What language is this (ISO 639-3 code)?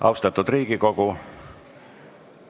est